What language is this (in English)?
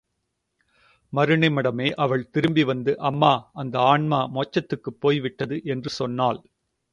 Tamil